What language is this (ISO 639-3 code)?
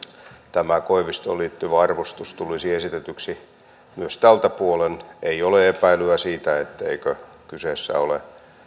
fin